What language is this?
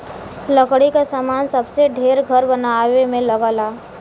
Bhojpuri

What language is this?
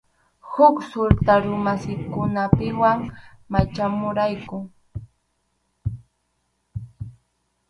Arequipa-La Unión Quechua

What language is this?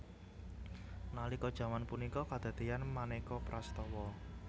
Javanese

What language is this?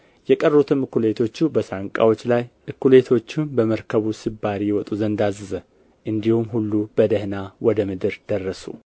Amharic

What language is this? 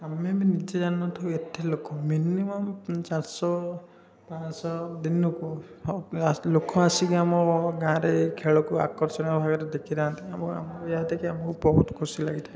Odia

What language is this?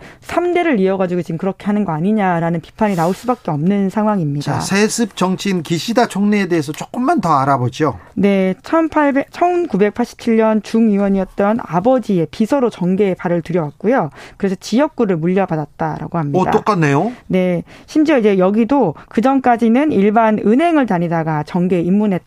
Korean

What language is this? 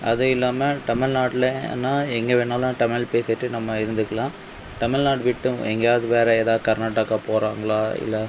Tamil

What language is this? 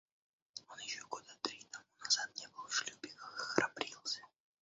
Russian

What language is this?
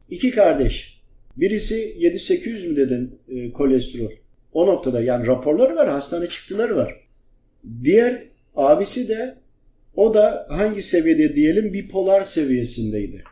Turkish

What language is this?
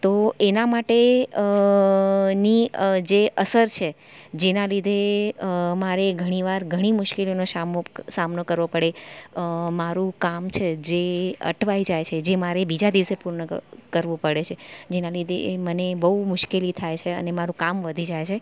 Gujarati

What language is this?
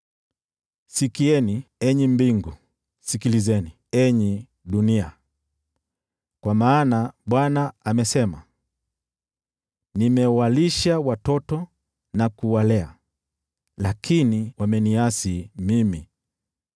Swahili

